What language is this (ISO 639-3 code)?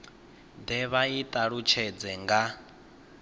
ven